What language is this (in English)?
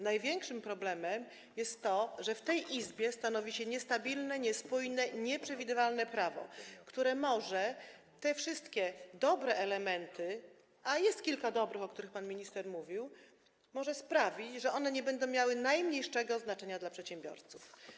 Polish